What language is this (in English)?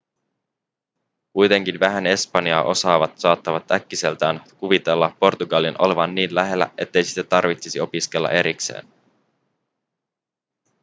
Finnish